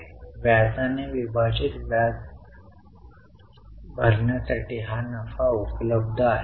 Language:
Marathi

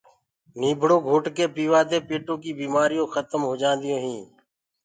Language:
Gurgula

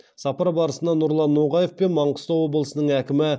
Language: Kazakh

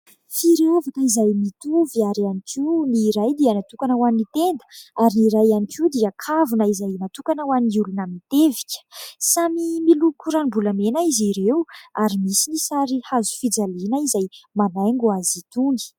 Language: Malagasy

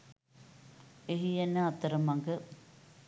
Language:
Sinhala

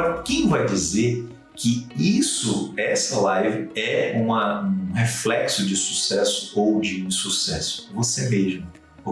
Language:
Portuguese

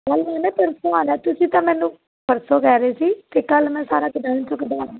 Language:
Punjabi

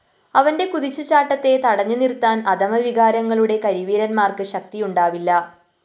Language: Malayalam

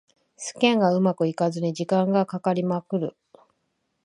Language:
Japanese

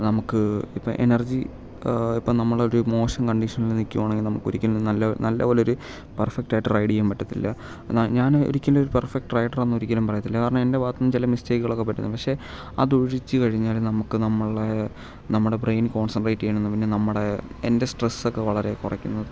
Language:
Malayalam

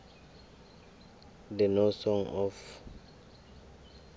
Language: South Ndebele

